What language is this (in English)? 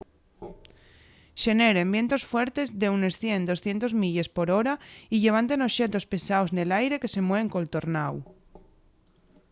Asturian